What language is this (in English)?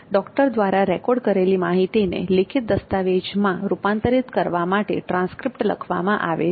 Gujarati